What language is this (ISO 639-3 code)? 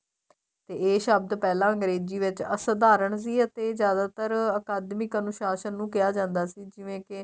pan